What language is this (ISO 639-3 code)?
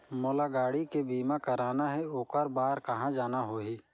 hne